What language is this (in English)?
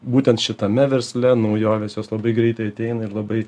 Lithuanian